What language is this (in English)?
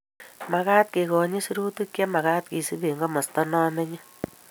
Kalenjin